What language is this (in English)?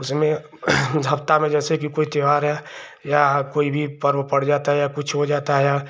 Hindi